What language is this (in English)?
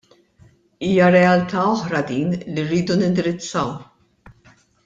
Maltese